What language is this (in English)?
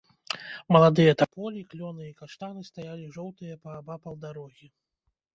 Belarusian